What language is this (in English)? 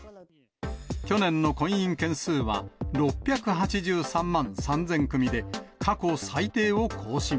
Japanese